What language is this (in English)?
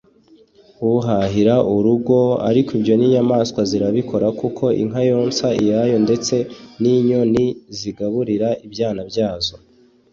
Kinyarwanda